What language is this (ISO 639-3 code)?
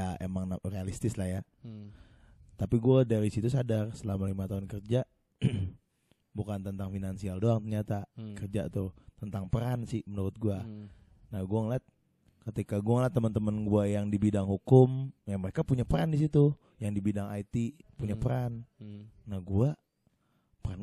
ind